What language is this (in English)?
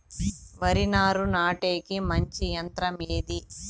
Telugu